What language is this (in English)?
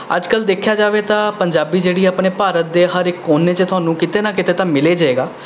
Punjabi